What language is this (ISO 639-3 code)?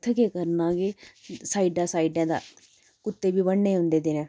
doi